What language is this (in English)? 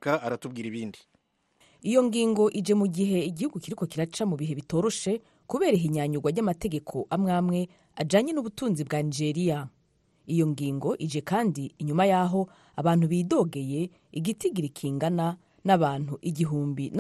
Swahili